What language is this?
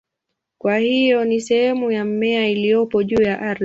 Swahili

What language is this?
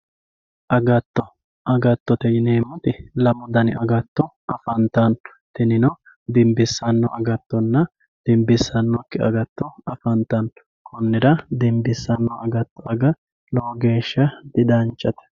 Sidamo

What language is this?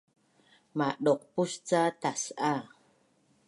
Bunun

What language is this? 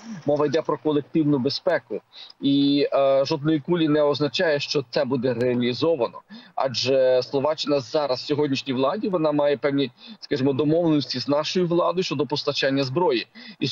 Ukrainian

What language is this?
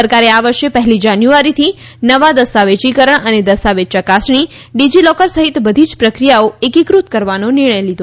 Gujarati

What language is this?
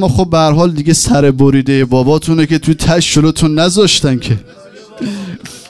Persian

